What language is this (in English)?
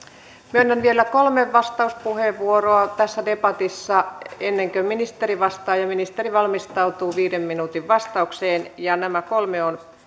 Finnish